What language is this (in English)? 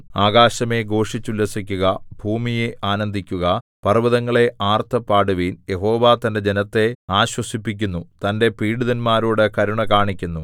Malayalam